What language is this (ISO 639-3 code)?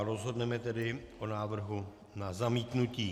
ces